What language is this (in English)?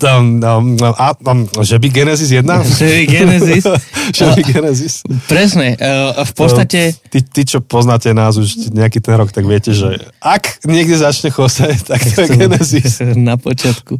Slovak